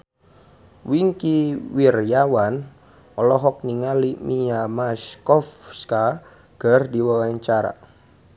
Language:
Sundanese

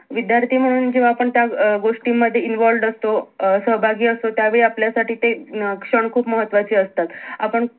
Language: Marathi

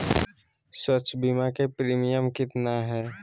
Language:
Magahi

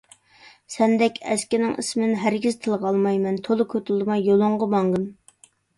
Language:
Uyghur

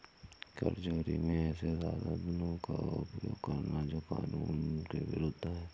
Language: Hindi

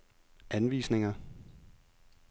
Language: Danish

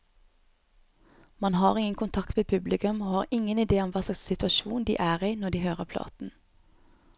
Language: Norwegian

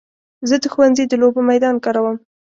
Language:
Pashto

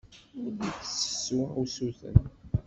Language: Kabyle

